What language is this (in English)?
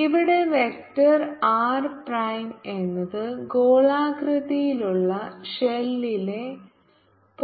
Malayalam